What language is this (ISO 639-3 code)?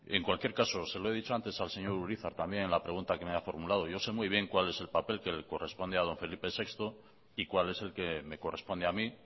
spa